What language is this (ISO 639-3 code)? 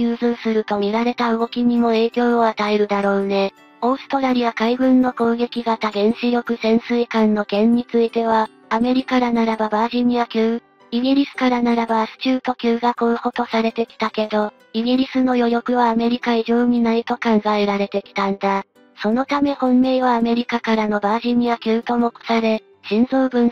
jpn